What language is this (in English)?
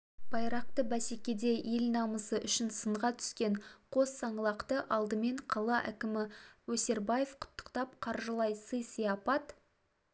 Kazakh